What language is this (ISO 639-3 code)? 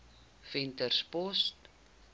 afr